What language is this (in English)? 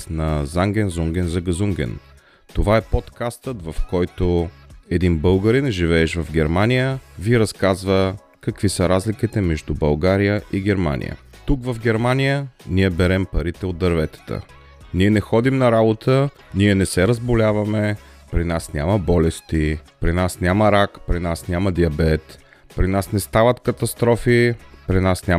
Bulgarian